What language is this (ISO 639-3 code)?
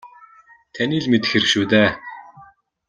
mon